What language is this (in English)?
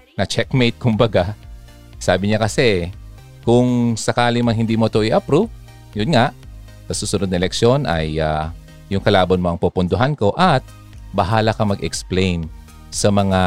Filipino